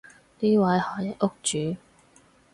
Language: Cantonese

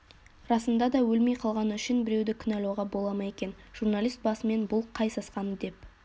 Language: Kazakh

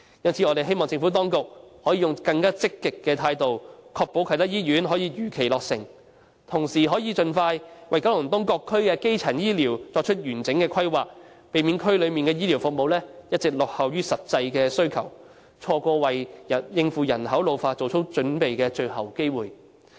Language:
Cantonese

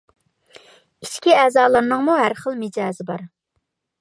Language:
Uyghur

